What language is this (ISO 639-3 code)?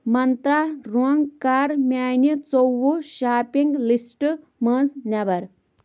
kas